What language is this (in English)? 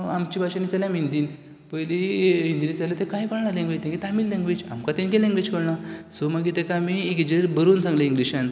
Konkani